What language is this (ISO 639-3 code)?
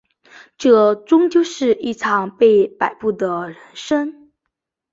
zho